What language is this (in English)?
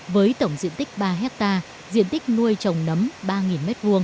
Vietnamese